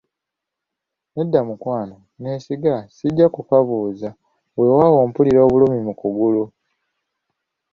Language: Ganda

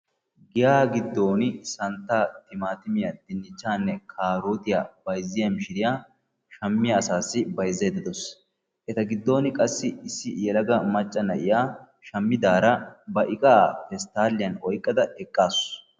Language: Wolaytta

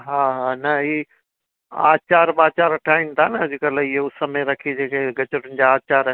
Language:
Sindhi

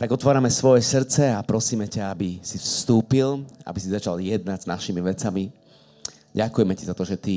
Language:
Slovak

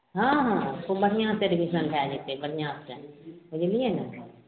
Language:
Maithili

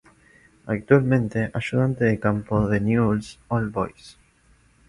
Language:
Spanish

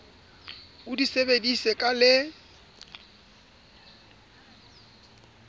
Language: Southern Sotho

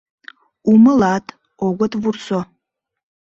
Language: Mari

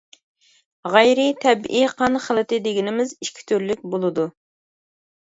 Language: Uyghur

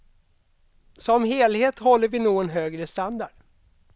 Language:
Swedish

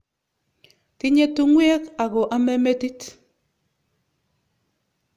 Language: Kalenjin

